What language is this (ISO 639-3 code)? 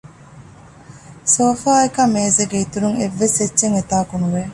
div